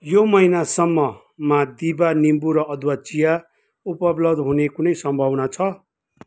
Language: Nepali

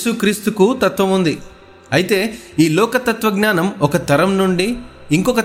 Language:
Telugu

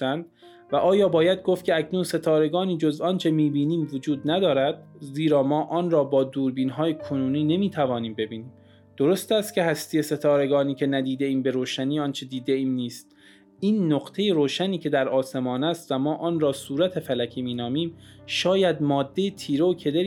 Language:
Persian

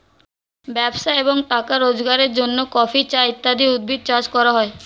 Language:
Bangla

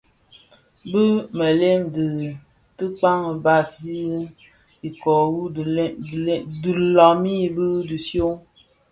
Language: Bafia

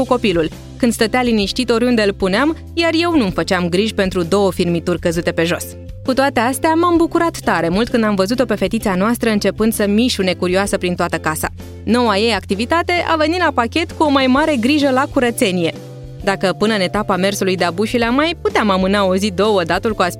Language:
Romanian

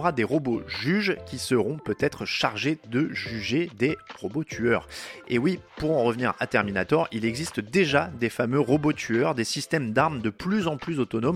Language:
French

